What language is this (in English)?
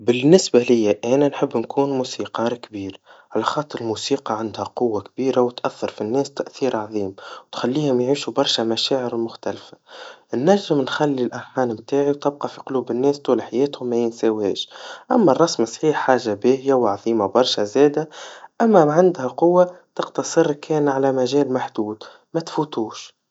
Tunisian Arabic